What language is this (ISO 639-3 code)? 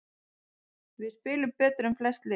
isl